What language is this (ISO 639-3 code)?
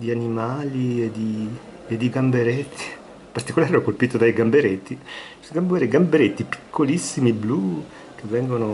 ita